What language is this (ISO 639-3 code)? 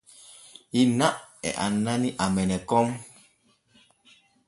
fue